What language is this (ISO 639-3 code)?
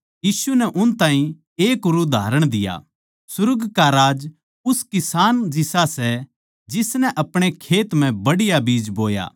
bgc